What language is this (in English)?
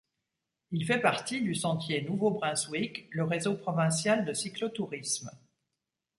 French